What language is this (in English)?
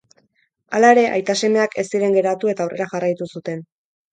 Basque